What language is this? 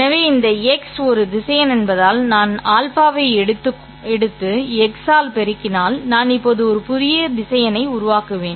Tamil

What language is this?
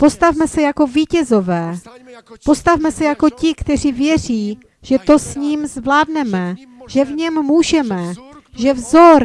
Czech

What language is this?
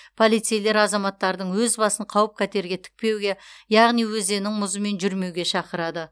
Kazakh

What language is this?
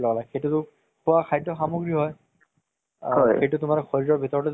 Assamese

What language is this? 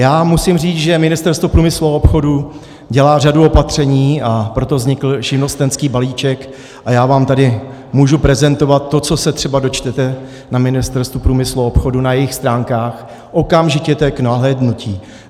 Czech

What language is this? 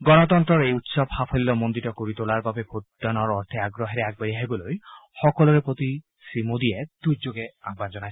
Assamese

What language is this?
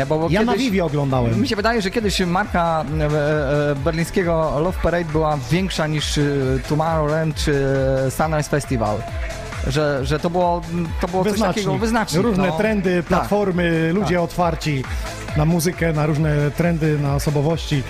Polish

